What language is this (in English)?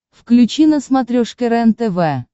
Russian